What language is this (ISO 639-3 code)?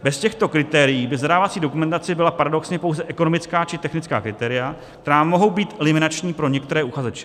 ces